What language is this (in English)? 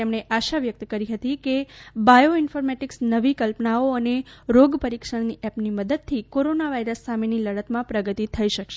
Gujarati